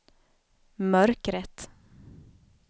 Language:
Swedish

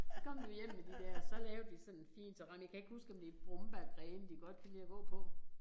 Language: Danish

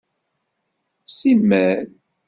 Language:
Kabyle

